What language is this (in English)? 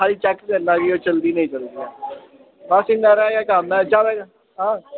Dogri